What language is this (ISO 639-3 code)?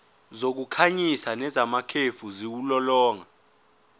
zul